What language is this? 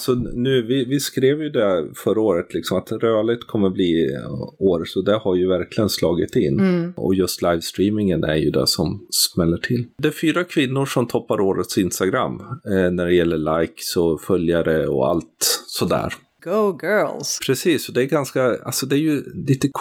Swedish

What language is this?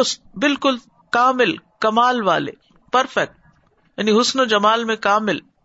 Urdu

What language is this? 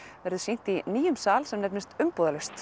Icelandic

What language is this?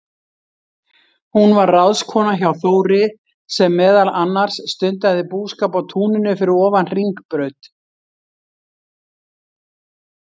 Icelandic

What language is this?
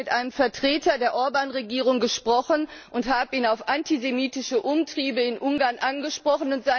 German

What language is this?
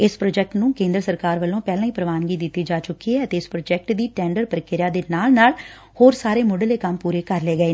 Punjabi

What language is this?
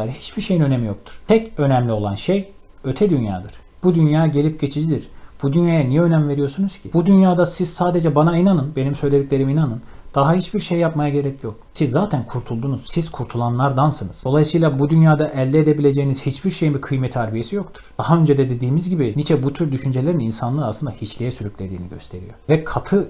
Turkish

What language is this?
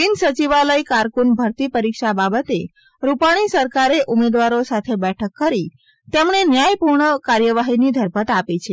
Gujarati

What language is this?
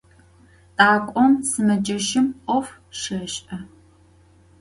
Adyghe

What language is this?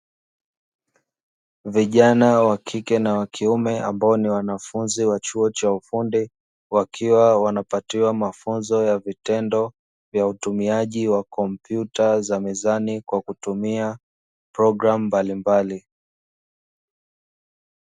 Swahili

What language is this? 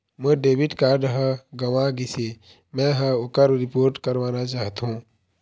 Chhattisgarhi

